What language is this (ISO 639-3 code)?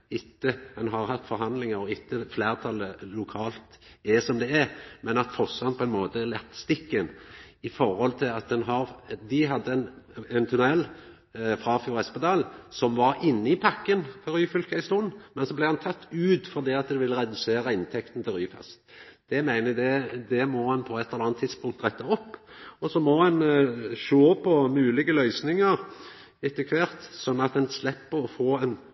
nno